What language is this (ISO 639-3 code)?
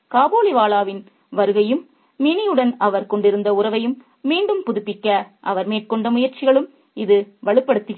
tam